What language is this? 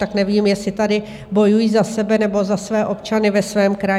Czech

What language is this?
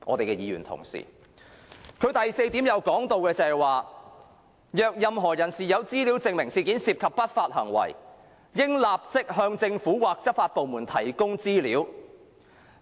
Cantonese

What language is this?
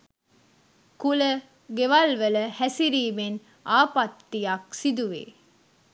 Sinhala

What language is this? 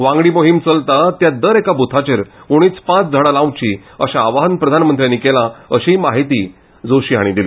Konkani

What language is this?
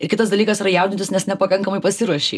Lithuanian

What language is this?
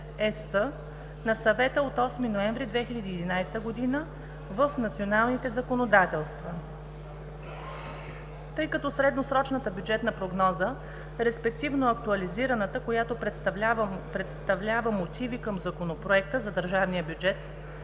Bulgarian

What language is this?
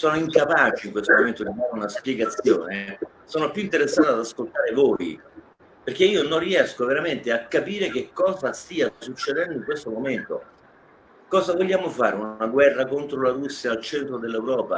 Italian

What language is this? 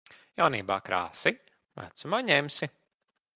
Latvian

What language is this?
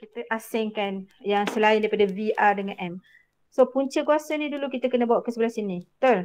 Malay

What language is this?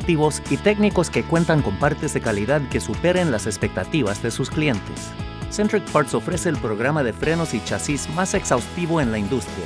Spanish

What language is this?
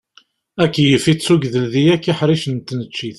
Kabyle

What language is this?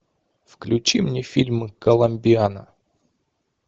Russian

